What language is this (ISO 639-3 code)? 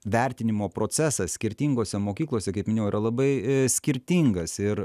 lit